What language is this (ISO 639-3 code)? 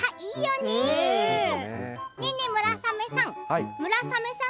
jpn